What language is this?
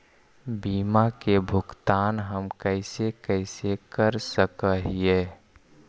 Magahi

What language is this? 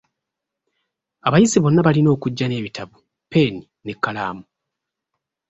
Ganda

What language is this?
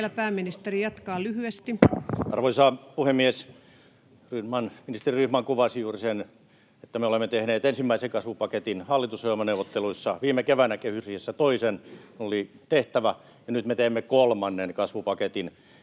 Finnish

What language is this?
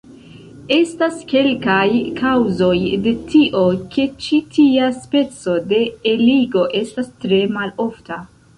Esperanto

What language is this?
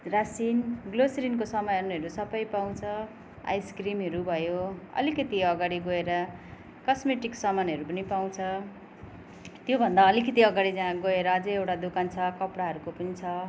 Nepali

